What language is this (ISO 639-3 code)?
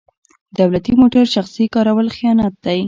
pus